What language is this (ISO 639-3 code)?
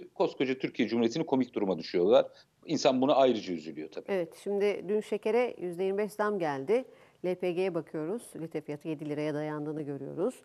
tur